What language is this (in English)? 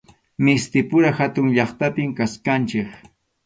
Arequipa-La Unión Quechua